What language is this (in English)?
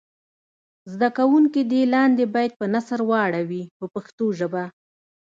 Pashto